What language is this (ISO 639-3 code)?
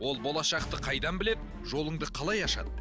kaz